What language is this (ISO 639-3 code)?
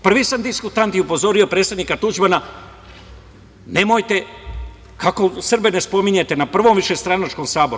srp